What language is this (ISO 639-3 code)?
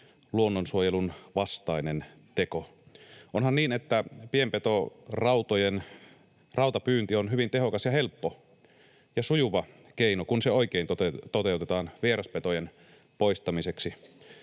fin